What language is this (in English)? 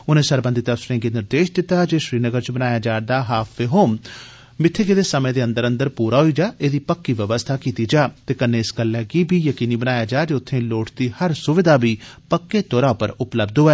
Dogri